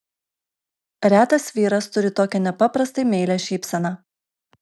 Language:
Lithuanian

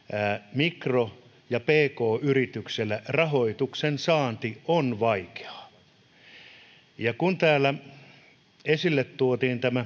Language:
Finnish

